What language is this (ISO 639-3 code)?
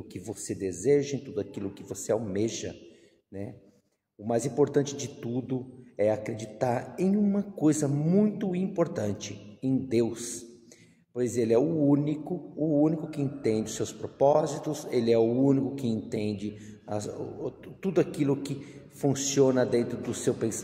por